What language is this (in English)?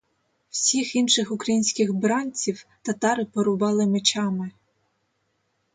Ukrainian